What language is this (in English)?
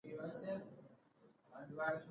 Pashto